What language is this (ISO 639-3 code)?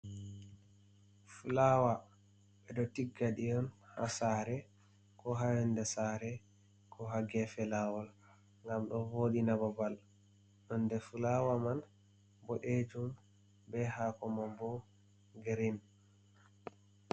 ful